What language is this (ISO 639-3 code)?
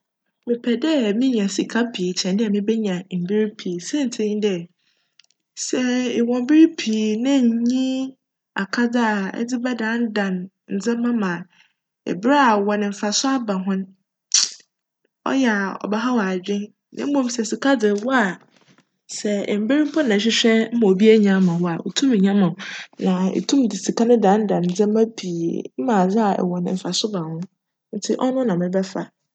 aka